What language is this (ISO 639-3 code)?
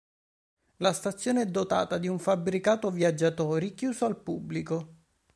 ita